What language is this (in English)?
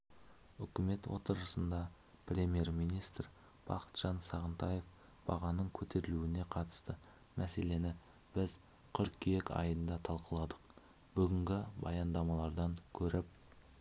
Kazakh